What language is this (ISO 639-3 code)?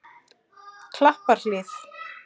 isl